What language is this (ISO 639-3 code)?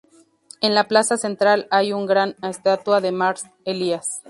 spa